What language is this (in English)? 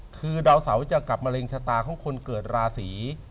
Thai